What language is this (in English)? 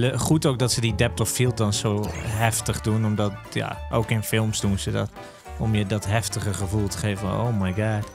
Dutch